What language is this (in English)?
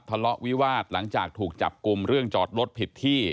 Thai